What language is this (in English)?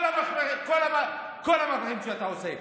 Hebrew